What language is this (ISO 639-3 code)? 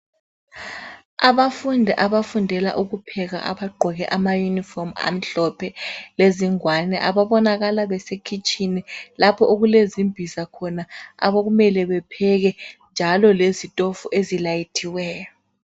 nde